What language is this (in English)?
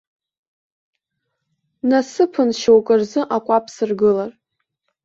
Abkhazian